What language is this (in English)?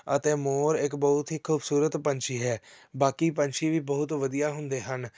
Punjabi